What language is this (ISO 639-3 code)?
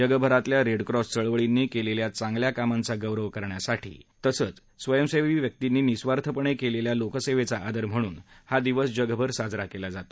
mar